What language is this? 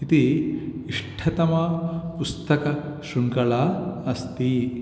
Sanskrit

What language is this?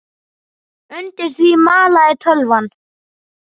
Icelandic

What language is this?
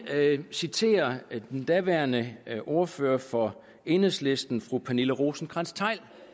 Danish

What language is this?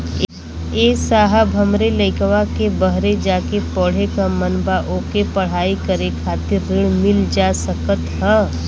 Bhojpuri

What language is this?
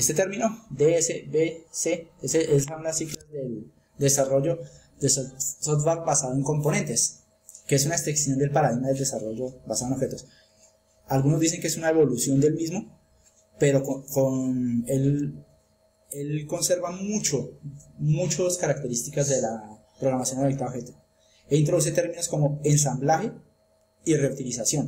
Spanish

